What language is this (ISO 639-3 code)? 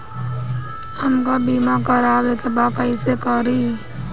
bho